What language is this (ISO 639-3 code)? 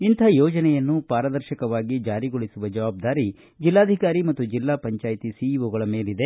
kan